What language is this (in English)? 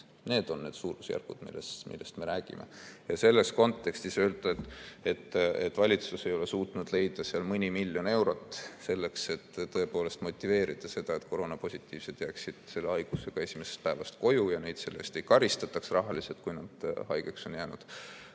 Estonian